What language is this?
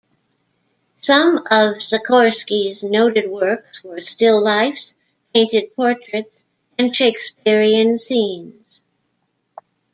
English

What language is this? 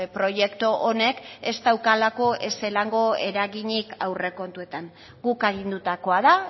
Basque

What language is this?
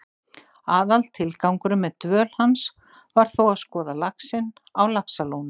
Icelandic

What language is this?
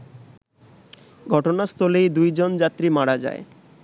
Bangla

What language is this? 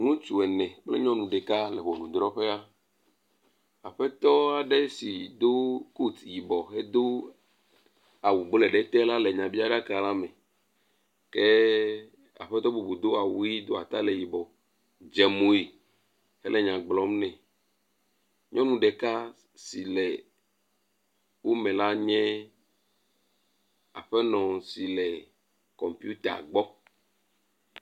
Ewe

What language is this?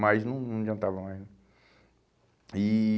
Portuguese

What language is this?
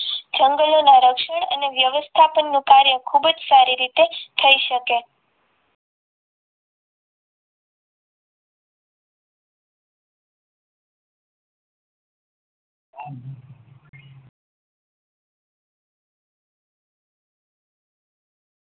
Gujarati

